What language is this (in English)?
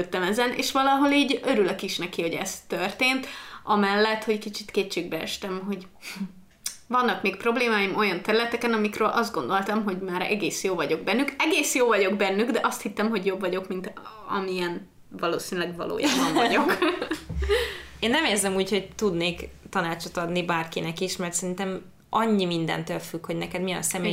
Hungarian